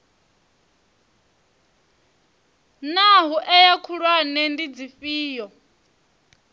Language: Venda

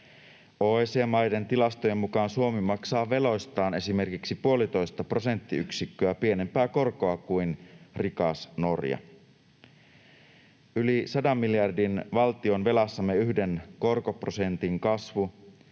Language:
Finnish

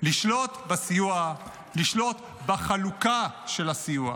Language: Hebrew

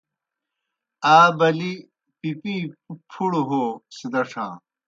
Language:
Kohistani Shina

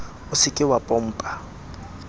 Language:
Southern Sotho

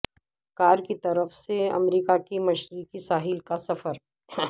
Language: Urdu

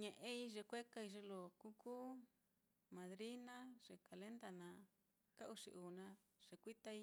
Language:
Mitlatongo Mixtec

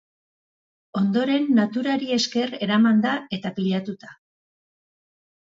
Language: Basque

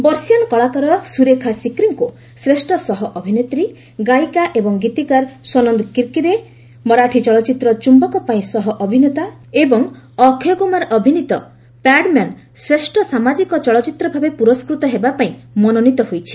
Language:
Odia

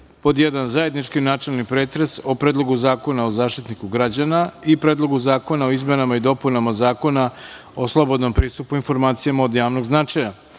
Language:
Serbian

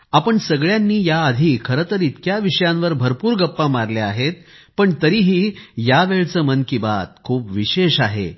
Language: Marathi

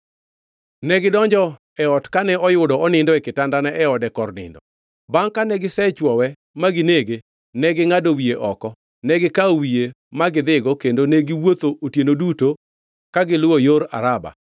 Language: Luo (Kenya and Tanzania)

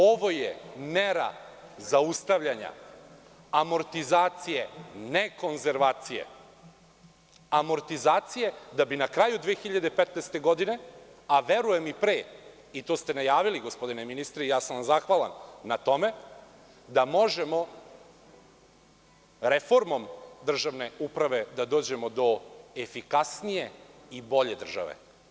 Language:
Serbian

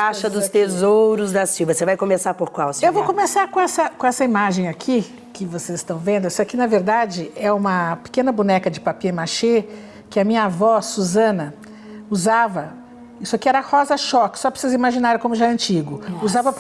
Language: Portuguese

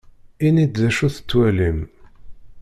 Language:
Kabyle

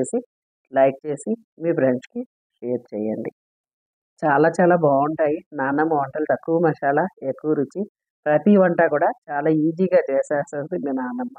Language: Telugu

